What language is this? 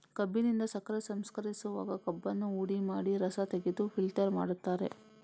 Kannada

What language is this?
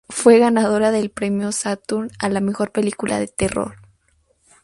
Spanish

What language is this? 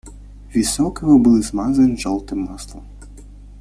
Russian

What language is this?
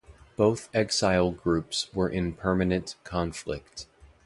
English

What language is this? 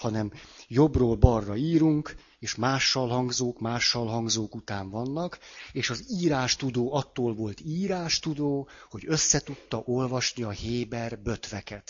Hungarian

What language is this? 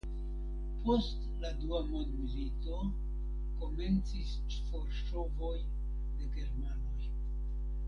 Esperanto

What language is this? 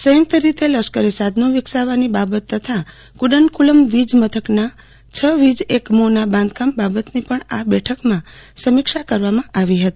Gujarati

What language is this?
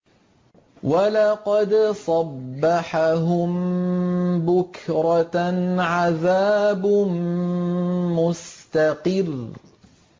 Arabic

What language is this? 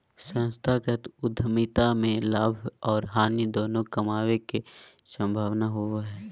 Magahi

